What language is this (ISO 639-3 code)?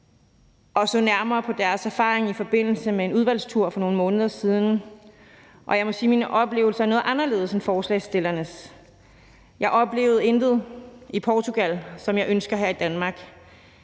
dan